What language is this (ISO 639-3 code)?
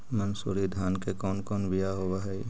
mag